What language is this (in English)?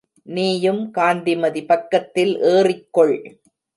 Tamil